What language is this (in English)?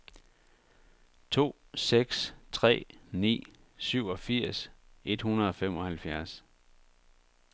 Danish